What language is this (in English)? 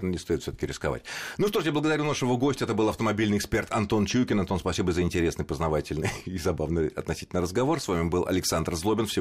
Russian